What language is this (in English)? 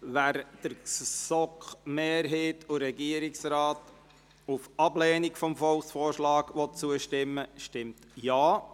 Swiss German